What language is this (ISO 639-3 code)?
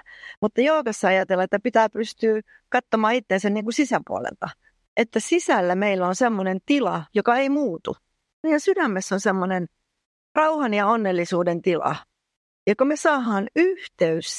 fin